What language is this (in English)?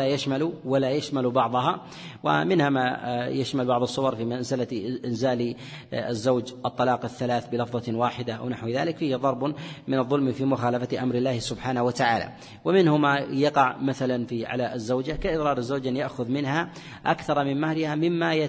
Arabic